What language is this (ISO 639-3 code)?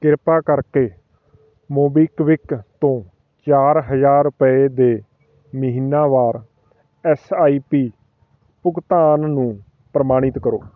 pan